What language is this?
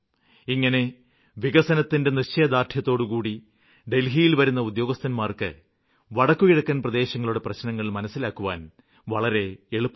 Malayalam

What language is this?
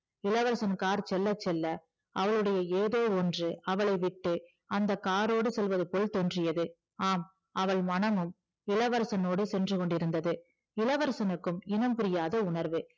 Tamil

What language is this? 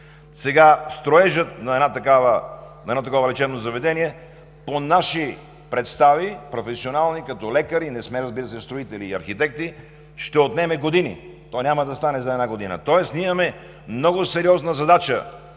Bulgarian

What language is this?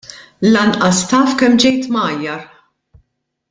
Maltese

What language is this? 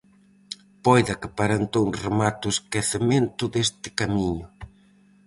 Galician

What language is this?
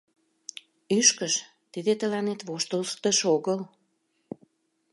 Mari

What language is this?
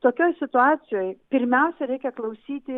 Lithuanian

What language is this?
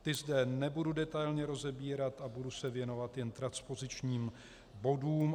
Czech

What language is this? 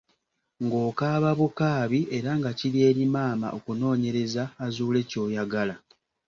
Ganda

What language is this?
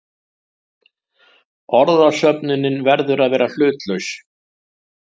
Icelandic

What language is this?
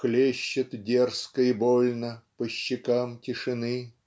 Russian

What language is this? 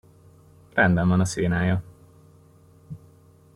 Hungarian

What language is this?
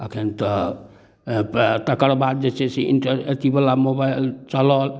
Maithili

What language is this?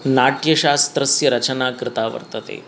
Sanskrit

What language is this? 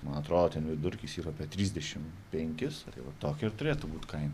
Lithuanian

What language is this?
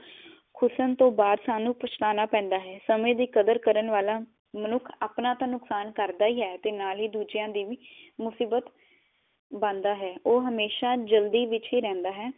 Punjabi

